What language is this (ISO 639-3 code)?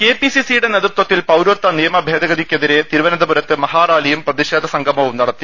mal